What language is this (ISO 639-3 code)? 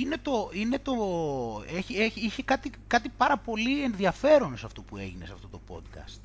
ell